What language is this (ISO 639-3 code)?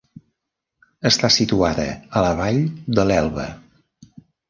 cat